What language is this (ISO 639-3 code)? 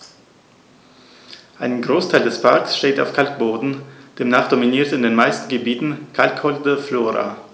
deu